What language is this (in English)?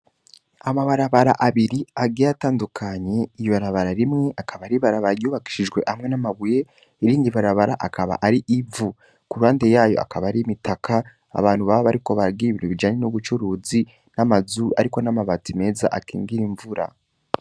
Rundi